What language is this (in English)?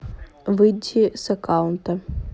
Russian